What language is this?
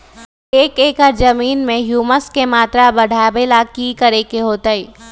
Magahi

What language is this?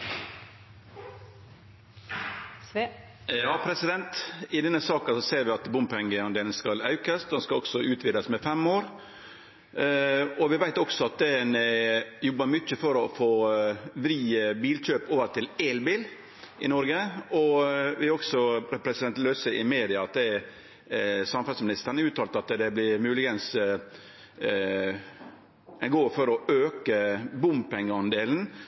Norwegian Nynorsk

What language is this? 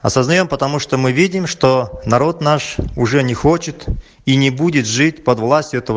Russian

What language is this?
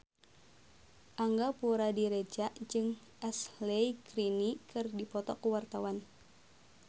Sundanese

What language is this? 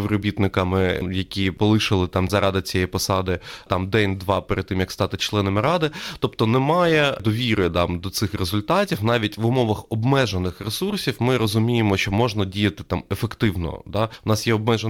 Ukrainian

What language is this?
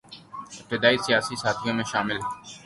Urdu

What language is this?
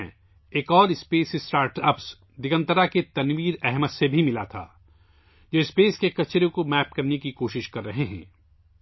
Urdu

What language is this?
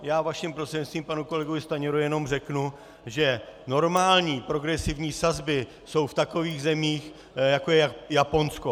Czech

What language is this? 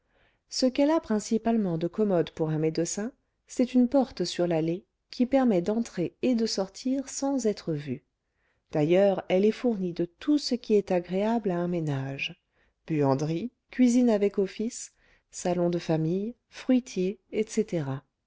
French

